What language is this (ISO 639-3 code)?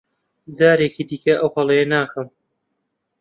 ckb